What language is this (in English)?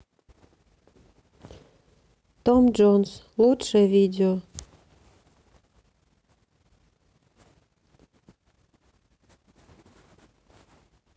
Russian